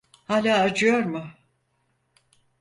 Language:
Turkish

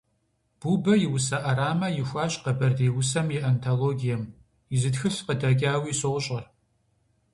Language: Kabardian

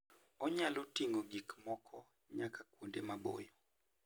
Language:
Luo (Kenya and Tanzania)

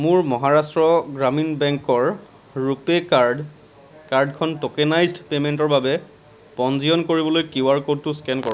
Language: Assamese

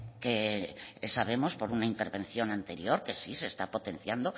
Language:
Spanish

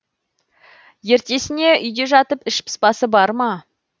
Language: Kazakh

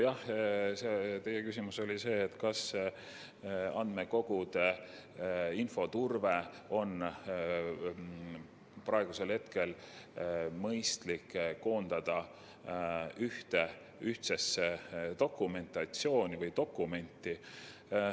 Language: Estonian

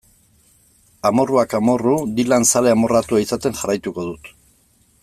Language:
Basque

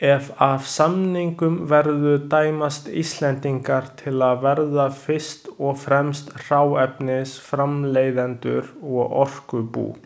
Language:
Icelandic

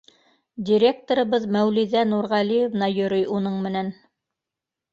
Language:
Bashkir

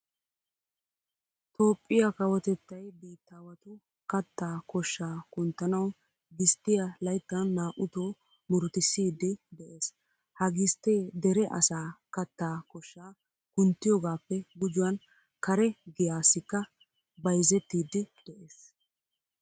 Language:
Wolaytta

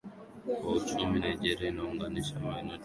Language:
Swahili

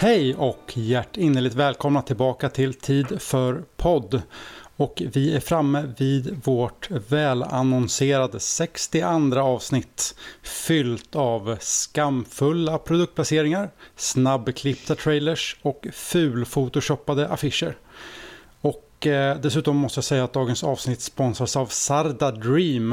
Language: Swedish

